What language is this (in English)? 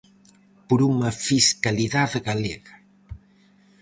Galician